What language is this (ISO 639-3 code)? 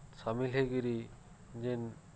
ori